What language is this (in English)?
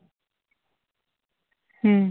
Santali